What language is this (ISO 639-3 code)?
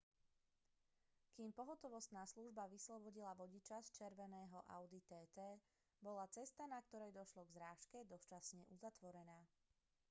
slk